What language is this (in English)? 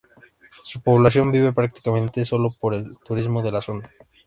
Spanish